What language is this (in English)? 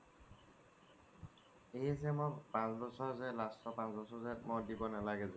Assamese